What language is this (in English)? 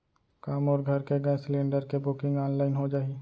Chhattisgarhi